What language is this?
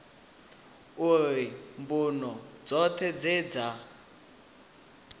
Venda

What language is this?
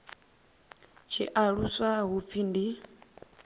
Venda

